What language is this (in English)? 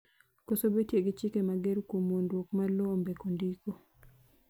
Luo (Kenya and Tanzania)